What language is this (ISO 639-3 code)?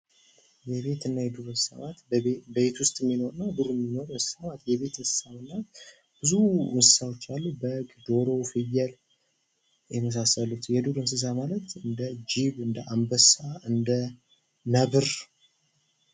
amh